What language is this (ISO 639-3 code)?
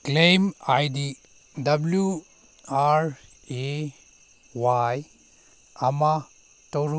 mni